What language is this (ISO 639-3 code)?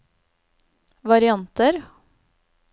nor